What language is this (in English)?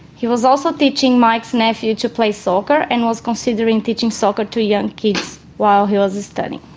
English